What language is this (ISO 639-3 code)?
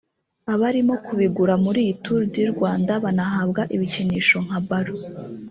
kin